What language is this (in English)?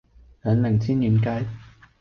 Cantonese